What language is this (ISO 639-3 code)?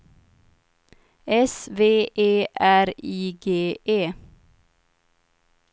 swe